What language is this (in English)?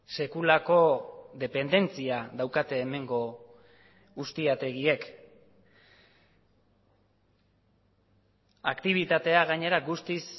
Basque